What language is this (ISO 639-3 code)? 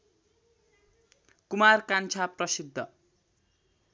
nep